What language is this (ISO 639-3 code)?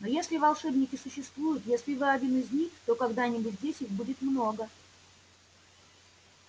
rus